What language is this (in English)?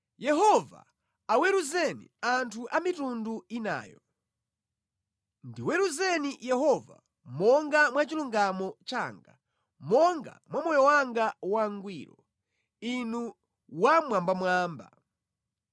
Nyanja